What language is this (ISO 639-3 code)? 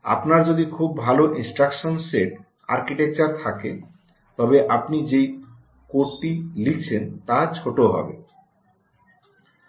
ben